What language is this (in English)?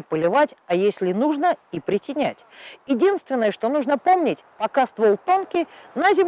Russian